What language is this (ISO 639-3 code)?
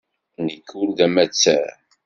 kab